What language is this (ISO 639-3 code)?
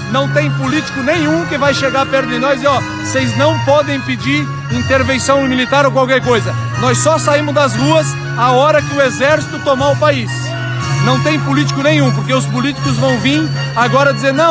por